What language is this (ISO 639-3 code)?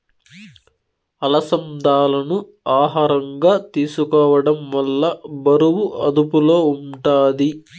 tel